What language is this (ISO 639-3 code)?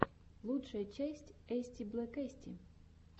rus